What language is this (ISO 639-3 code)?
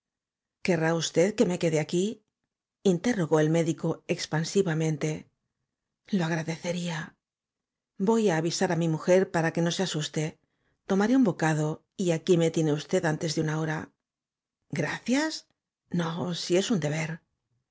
spa